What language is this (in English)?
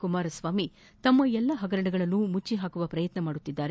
Kannada